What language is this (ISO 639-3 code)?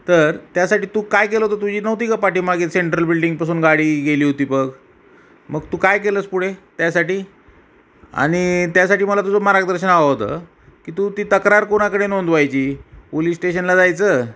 mar